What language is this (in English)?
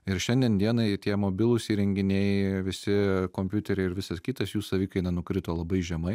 Lithuanian